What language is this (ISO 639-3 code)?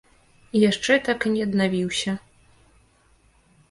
bel